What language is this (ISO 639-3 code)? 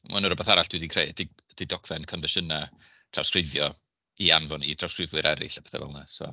cym